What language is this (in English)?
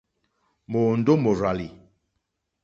Mokpwe